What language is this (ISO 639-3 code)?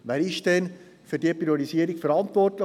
gsw